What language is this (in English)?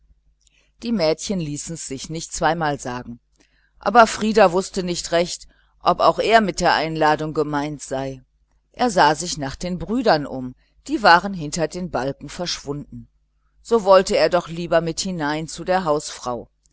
German